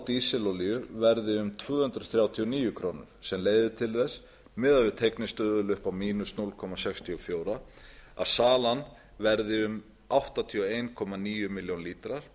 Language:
Icelandic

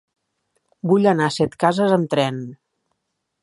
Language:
Catalan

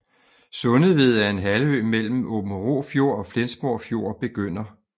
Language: Danish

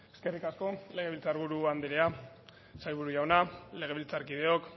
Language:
Basque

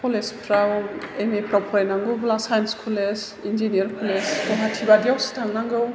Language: Bodo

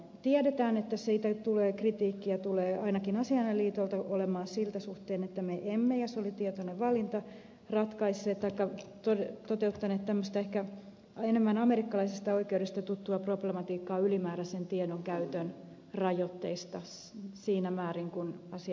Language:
Finnish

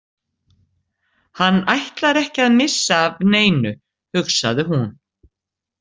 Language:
Icelandic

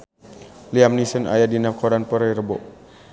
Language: Sundanese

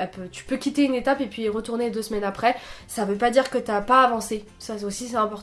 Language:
French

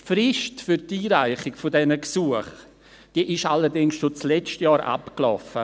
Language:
Swiss German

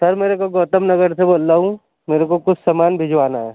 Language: Urdu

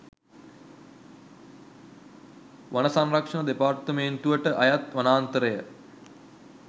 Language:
Sinhala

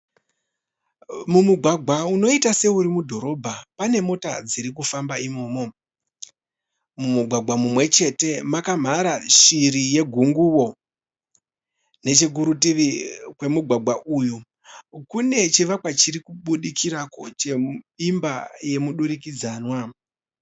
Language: Shona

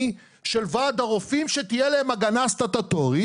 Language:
Hebrew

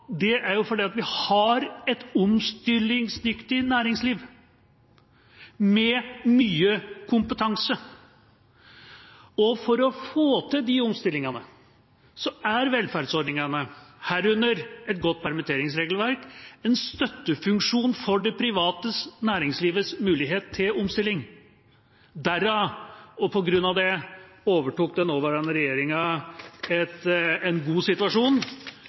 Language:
Norwegian Bokmål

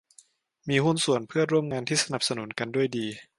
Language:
Thai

